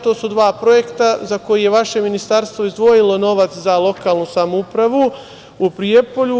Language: Serbian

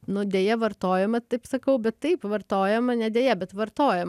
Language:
Lithuanian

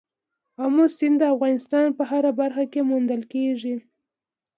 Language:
Pashto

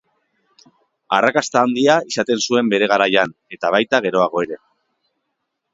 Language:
Basque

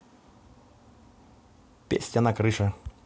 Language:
Russian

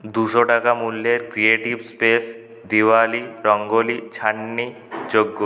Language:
Bangla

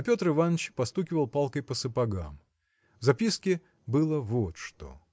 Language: Russian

